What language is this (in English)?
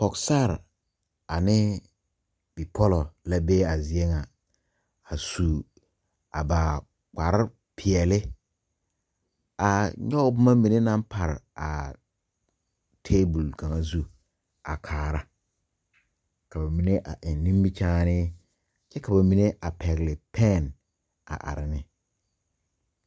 Southern Dagaare